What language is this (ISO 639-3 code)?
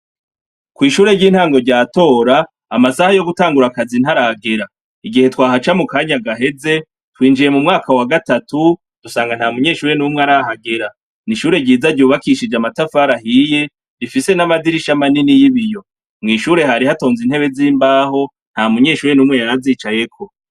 run